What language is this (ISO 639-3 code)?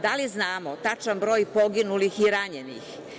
srp